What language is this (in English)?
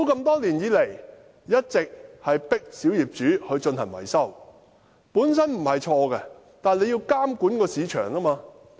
Cantonese